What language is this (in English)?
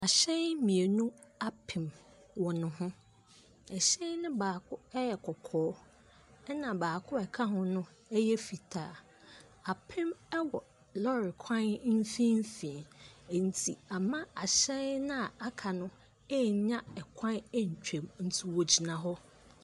Akan